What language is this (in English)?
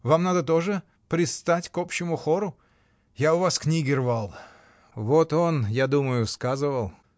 Russian